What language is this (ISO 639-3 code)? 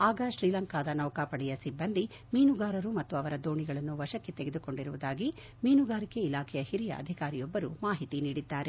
kan